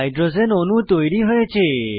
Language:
Bangla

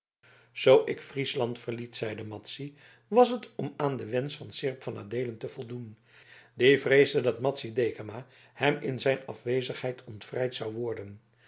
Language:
Dutch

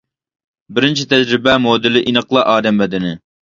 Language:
Uyghur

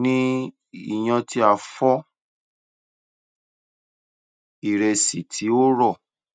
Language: Yoruba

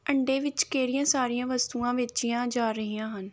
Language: Punjabi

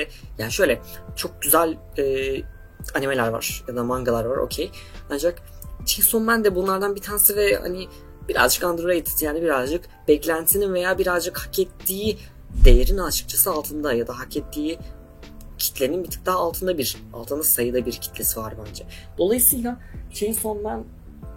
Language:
Turkish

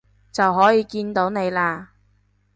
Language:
Cantonese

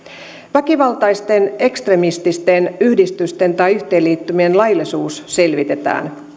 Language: Finnish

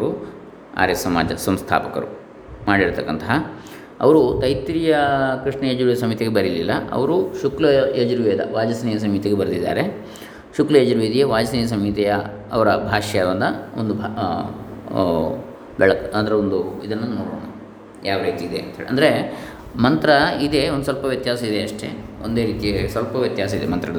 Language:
Kannada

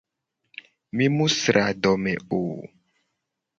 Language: Gen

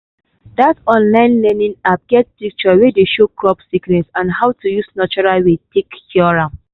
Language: Nigerian Pidgin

